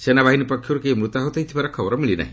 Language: Odia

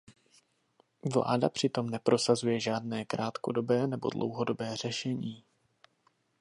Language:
Czech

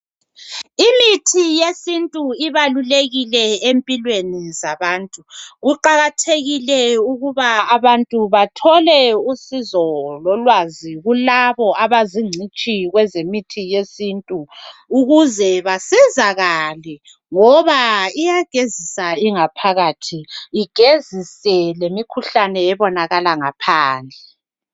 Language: North Ndebele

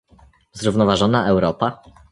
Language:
Polish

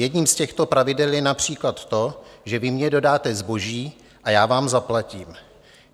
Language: Czech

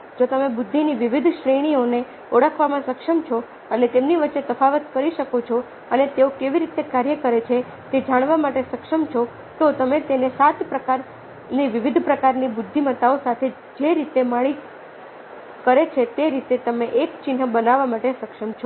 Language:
Gujarati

